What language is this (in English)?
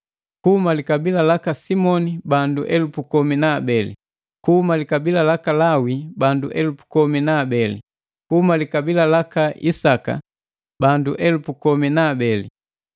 Matengo